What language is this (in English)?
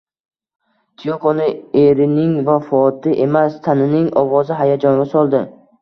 Uzbek